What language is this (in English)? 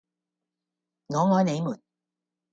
Cantonese